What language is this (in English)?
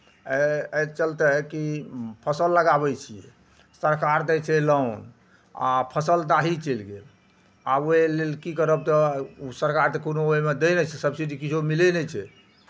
Maithili